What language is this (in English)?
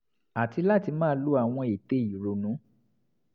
Yoruba